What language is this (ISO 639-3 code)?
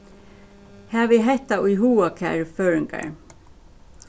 fao